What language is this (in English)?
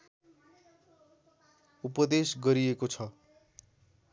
Nepali